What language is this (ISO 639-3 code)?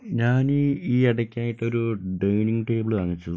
mal